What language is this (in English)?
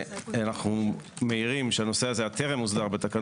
Hebrew